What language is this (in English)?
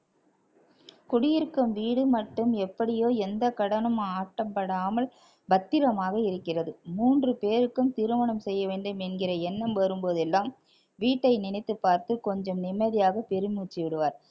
Tamil